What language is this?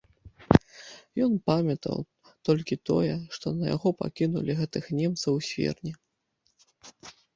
Belarusian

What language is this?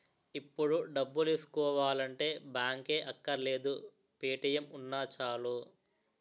Telugu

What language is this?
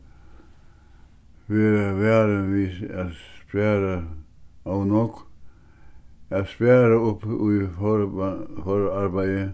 Faroese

